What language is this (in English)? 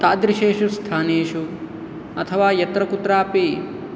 Sanskrit